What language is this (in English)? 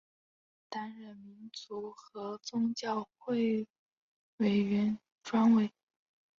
Chinese